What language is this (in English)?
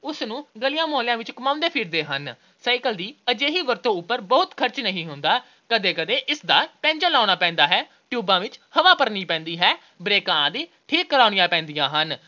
Punjabi